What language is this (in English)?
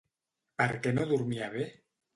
Catalan